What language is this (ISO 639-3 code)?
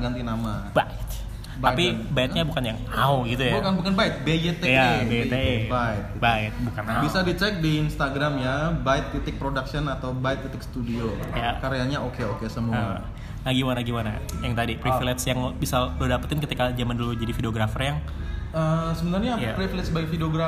ind